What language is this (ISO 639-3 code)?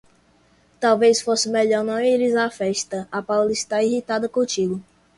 por